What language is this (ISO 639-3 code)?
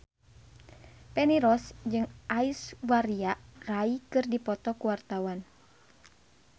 sun